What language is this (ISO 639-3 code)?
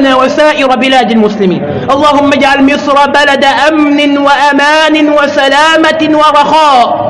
ara